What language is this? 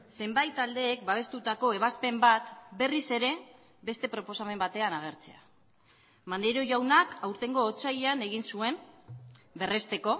Basque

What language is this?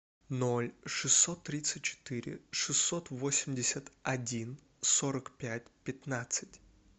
Russian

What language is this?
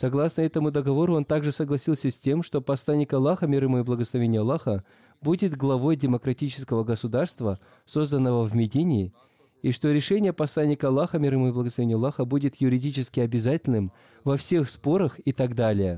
Russian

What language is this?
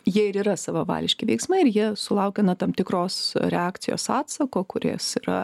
Lithuanian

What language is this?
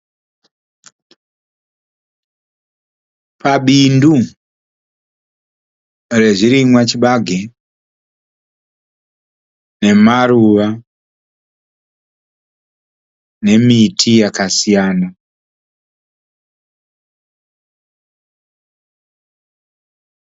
Shona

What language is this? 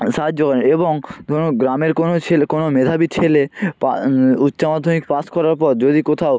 Bangla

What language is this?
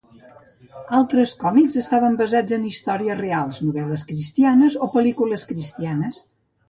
Catalan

